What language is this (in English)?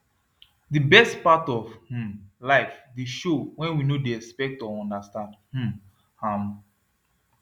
Nigerian Pidgin